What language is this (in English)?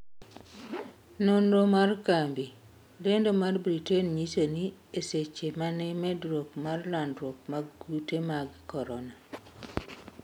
Luo (Kenya and Tanzania)